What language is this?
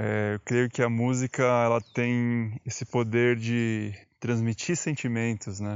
Portuguese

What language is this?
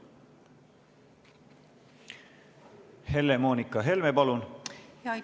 Estonian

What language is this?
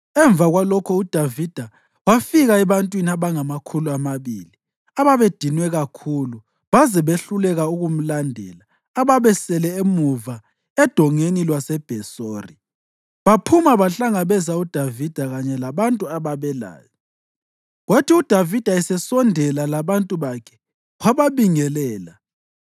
North Ndebele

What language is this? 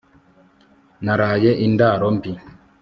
Kinyarwanda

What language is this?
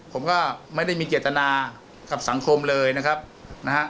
Thai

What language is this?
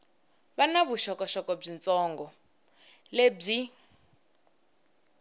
Tsonga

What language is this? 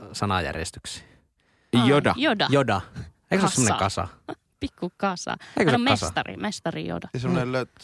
Finnish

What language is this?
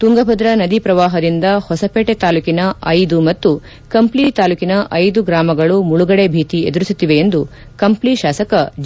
Kannada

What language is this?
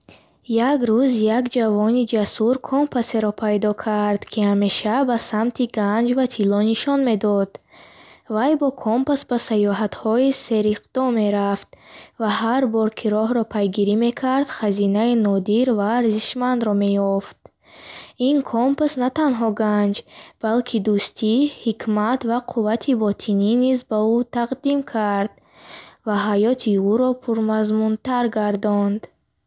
Bukharic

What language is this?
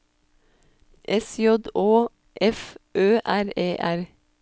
Norwegian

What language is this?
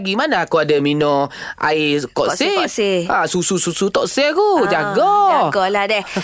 Malay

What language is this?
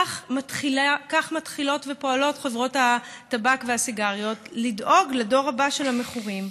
Hebrew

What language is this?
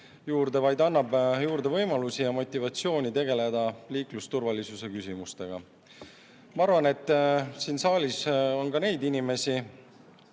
Estonian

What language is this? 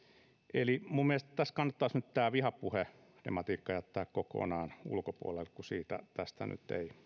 Finnish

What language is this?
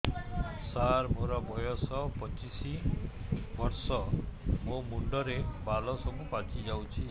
Odia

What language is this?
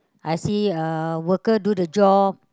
English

